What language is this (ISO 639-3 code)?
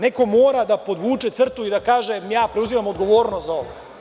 srp